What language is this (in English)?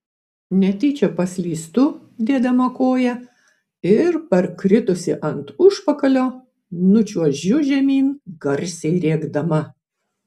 Lithuanian